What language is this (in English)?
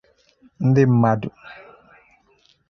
Igbo